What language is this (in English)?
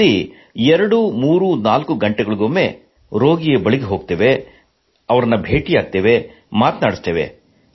Kannada